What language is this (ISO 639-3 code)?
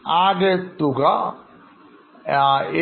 mal